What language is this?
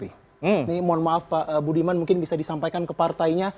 Indonesian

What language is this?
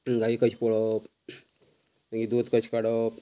Konkani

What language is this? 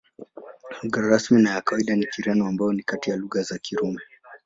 Swahili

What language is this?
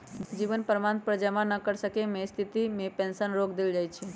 Magahi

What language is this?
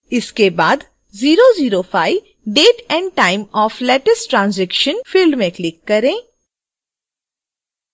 Hindi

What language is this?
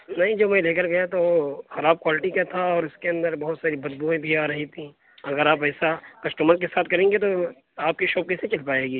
Urdu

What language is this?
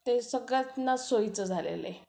Marathi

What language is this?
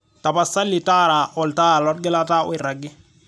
Masai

